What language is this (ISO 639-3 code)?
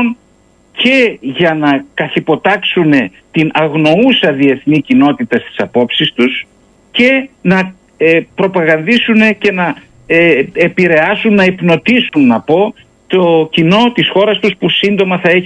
ell